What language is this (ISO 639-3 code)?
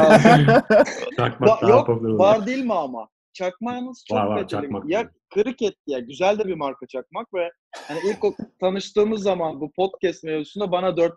tur